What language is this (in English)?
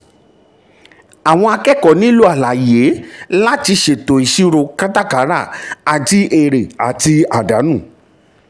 Yoruba